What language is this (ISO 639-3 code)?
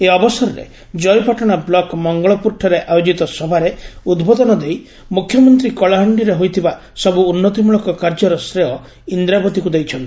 ori